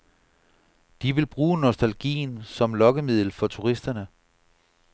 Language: Danish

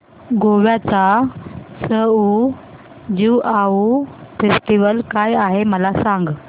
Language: Marathi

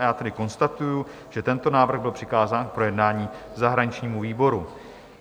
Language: Czech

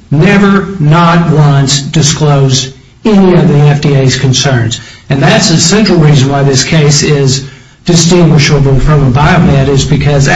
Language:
English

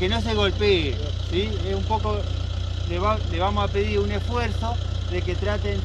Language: Spanish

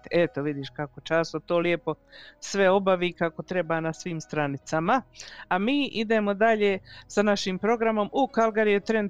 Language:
Croatian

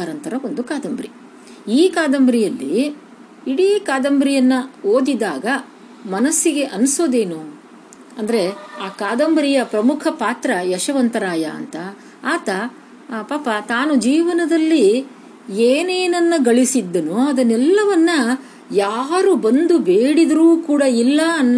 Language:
Kannada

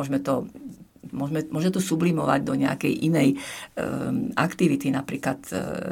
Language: Slovak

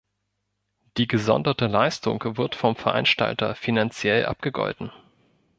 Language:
German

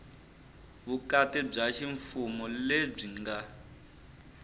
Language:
Tsonga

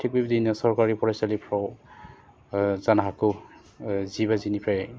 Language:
Bodo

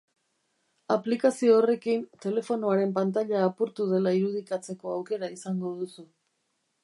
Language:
Basque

